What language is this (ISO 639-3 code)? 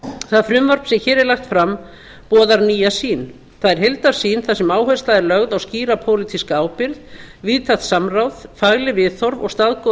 isl